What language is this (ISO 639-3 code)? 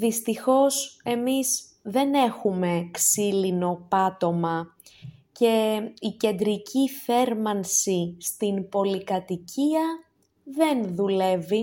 ell